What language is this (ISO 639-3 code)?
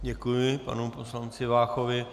ces